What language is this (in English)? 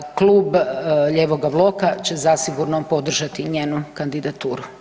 Croatian